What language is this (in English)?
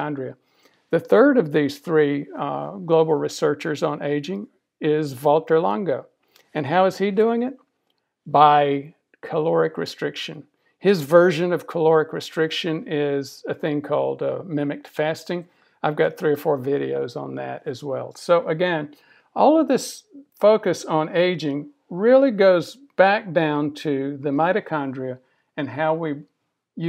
English